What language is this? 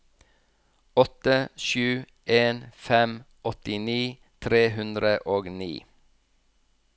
Norwegian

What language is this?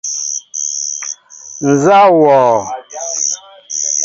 Mbo (Cameroon)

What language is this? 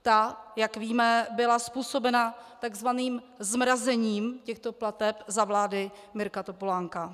Czech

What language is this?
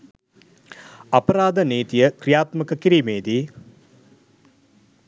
Sinhala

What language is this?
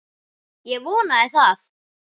Icelandic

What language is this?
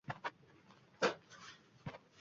Uzbek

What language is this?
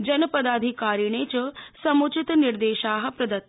Sanskrit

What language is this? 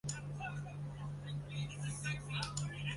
Chinese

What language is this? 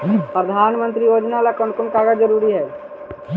Magahi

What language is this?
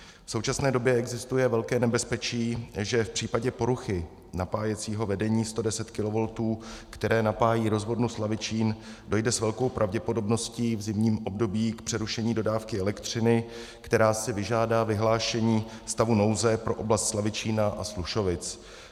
Czech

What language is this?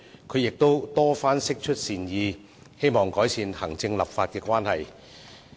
Cantonese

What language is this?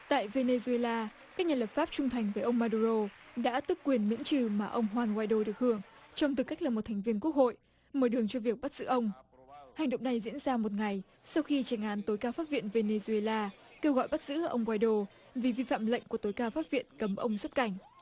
Vietnamese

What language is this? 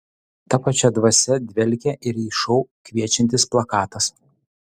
Lithuanian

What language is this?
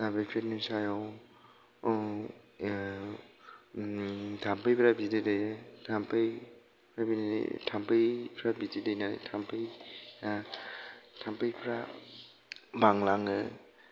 Bodo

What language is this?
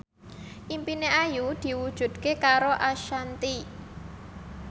Javanese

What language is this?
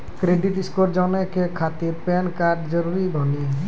Maithili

